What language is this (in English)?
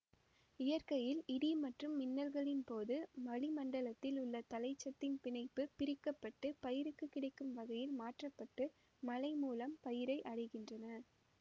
Tamil